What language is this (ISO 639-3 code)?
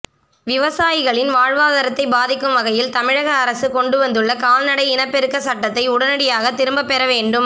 tam